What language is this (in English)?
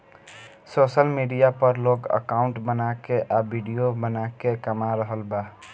Bhojpuri